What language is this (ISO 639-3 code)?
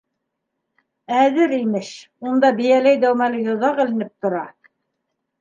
bak